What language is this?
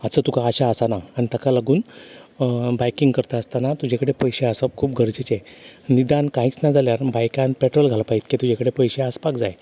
Konkani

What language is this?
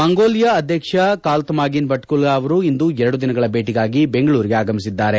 Kannada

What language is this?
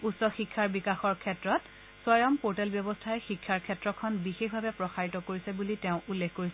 Assamese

